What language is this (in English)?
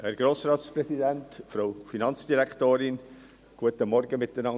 Swiss German